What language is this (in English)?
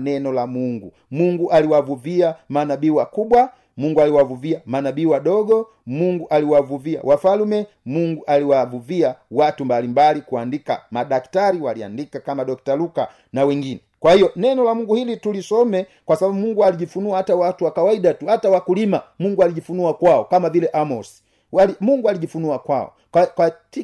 Swahili